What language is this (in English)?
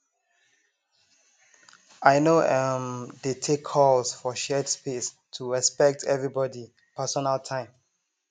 Nigerian Pidgin